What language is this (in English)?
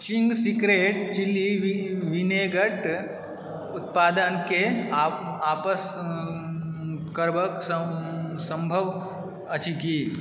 Maithili